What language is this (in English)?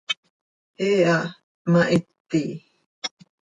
Seri